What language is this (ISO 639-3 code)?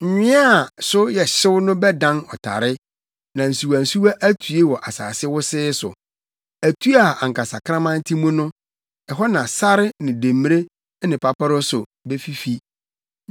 aka